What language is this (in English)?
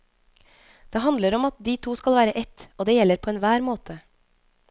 Norwegian